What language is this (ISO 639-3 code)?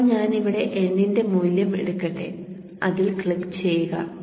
mal